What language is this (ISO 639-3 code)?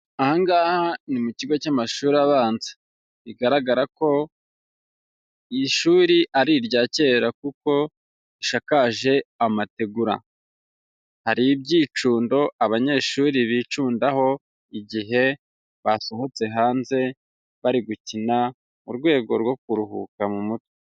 kin